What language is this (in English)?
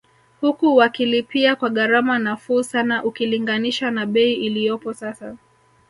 Swahili